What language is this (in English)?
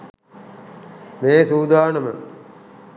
Sinhala